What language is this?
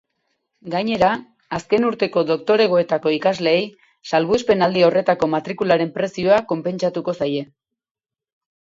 Basque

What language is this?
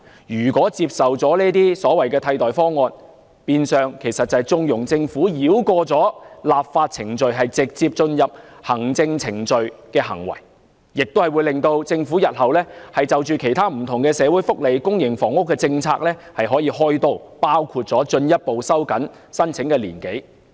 Cantonese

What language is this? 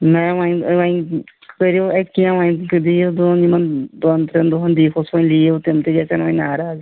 Kashmiri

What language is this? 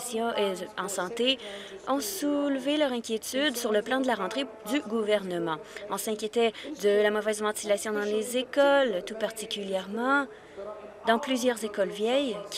French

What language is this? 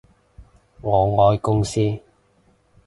Cantonese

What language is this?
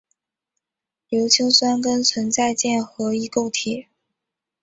Chinese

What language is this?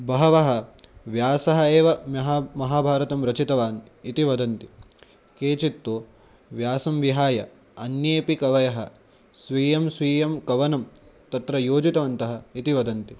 Sanskrit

